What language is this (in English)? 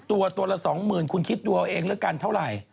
Thai